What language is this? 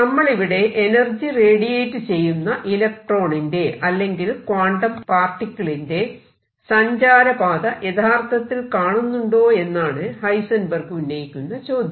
Malayalam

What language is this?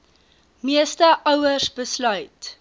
Afrikaans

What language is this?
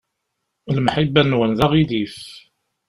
Kabyle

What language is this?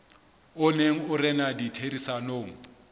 Southern Sotho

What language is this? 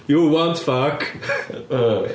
English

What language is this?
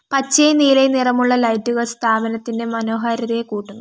Malayalam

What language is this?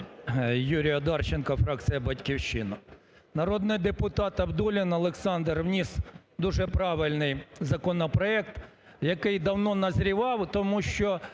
Ukrainian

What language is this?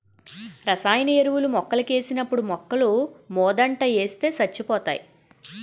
Telugu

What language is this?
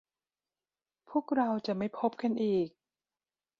Thai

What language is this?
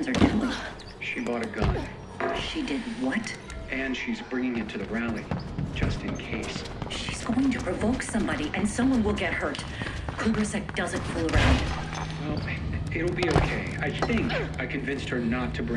English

